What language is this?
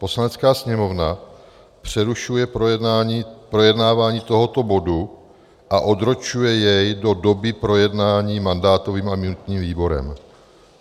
Czech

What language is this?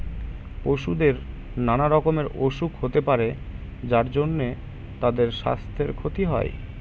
Bangla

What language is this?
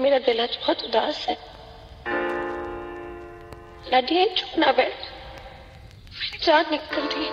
Punjabi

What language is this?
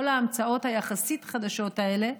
Hebrew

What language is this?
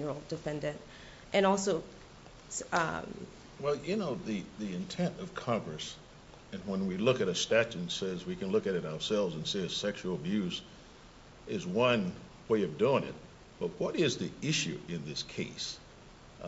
English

